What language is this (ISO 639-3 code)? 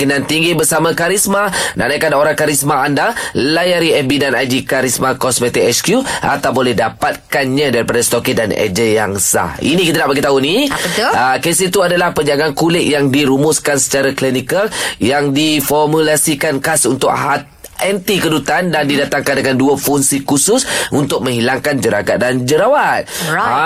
msa